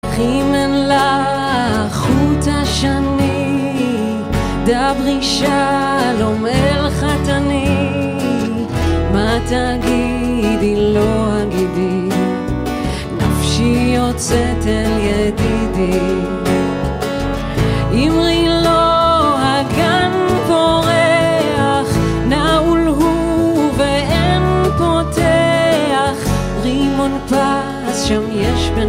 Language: Hebrew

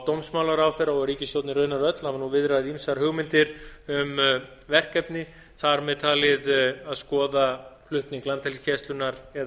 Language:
Icelandic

